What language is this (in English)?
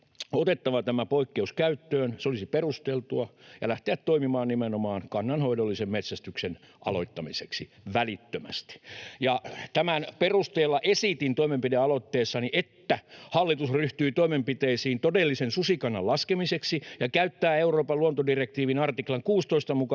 Finnish